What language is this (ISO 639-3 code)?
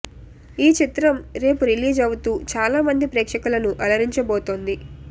tel